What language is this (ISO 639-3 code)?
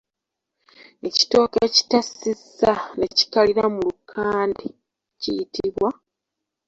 lug